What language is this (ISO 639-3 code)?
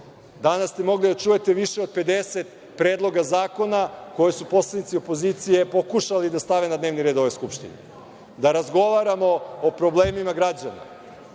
srp